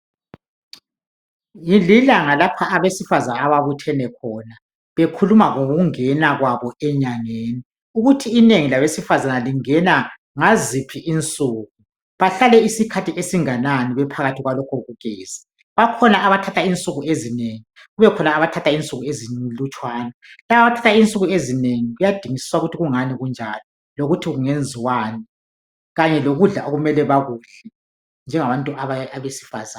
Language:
North Ndebele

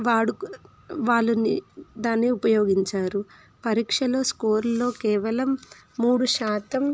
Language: Telugu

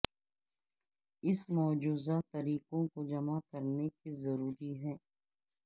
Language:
Urdu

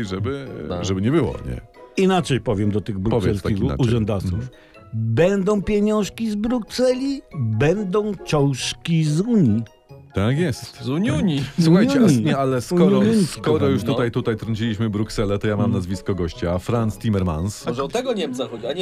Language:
Polish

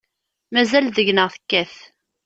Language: Kabyle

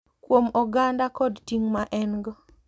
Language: Luo (Kenya and Tanzania)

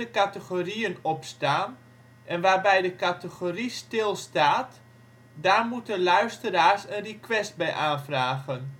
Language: Dutch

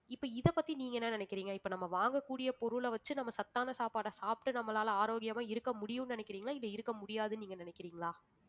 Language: Tamil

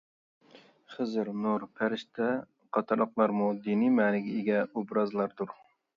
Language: Uyghur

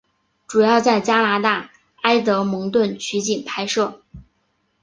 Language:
Chinese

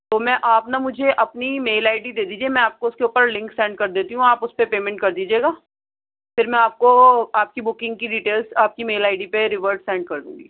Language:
Urdu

